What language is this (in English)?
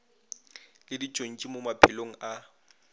Northern Sotho